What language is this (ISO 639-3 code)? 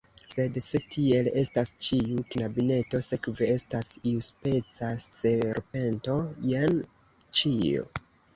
epo